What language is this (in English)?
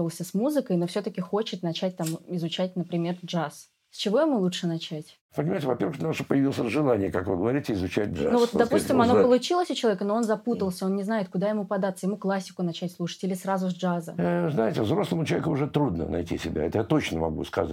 Russian